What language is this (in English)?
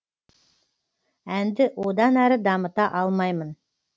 Kazakh